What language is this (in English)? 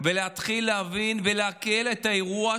Hebrew